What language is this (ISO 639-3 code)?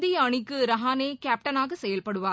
tam